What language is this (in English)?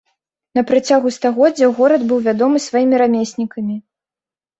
Belarusian